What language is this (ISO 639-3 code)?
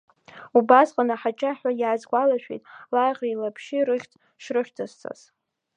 abk